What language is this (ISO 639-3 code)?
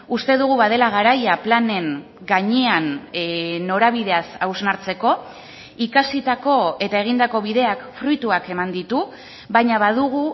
eus